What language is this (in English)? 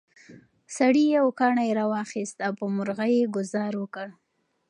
Pashto